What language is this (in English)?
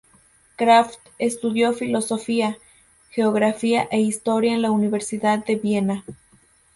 Spanish